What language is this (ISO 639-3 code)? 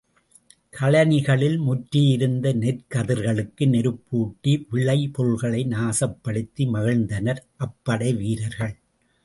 tam